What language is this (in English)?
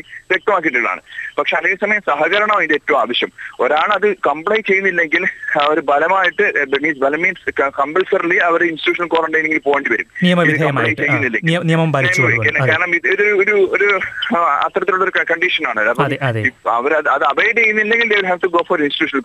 Malayalam